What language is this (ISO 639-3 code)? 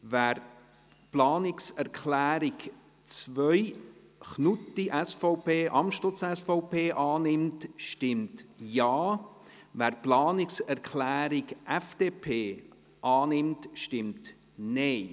gsw